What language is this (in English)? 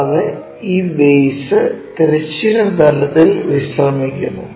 Malayalam